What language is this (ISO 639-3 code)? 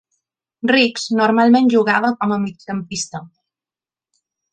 cat